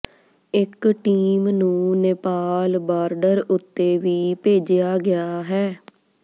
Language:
Punjabi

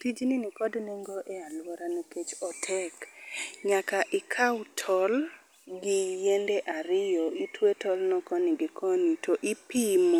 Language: Luo (Kenya and Tanzania)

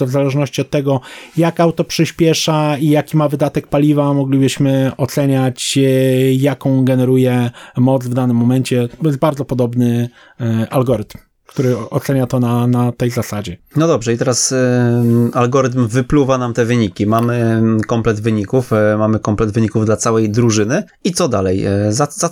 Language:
Polish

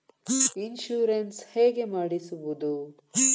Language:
Kannada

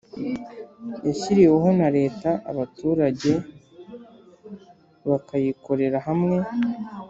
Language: Kinyarwanda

